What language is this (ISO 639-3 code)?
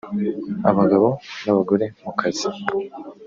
kin